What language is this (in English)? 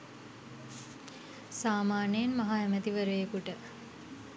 Sinhala